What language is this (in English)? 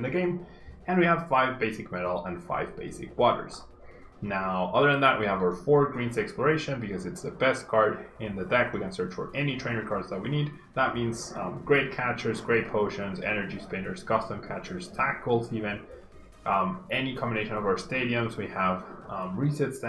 English